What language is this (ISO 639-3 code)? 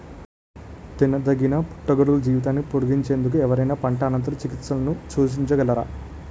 tel